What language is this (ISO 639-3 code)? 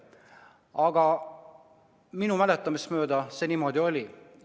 est